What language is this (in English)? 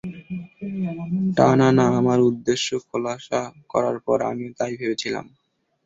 Bangla